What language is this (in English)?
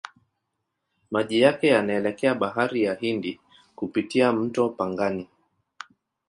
Swahili